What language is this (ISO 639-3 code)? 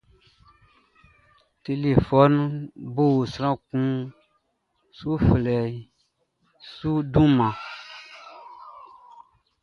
bci